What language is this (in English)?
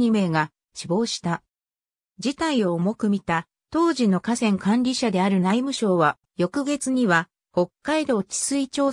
Japanese